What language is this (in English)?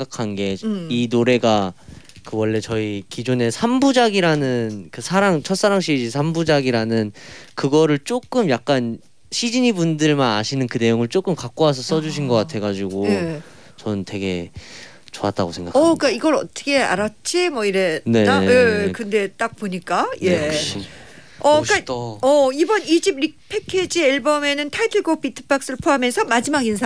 Korean